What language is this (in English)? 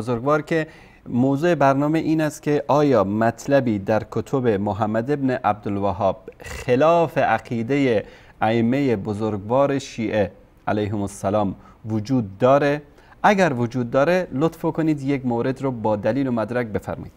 Persian